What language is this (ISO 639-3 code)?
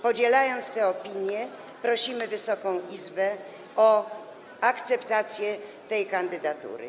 pol